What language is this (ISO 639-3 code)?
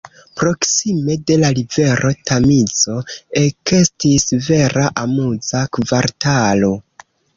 epo